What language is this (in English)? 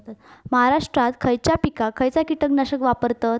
Marathi